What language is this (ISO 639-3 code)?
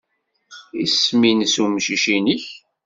kab